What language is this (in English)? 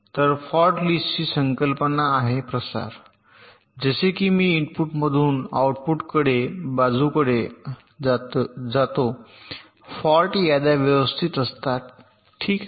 Marathi